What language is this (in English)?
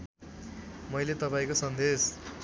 Nepali